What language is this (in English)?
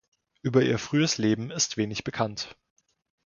German